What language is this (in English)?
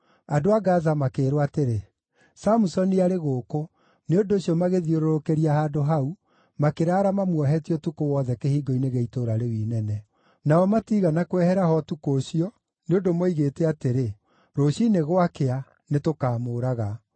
Kikuyu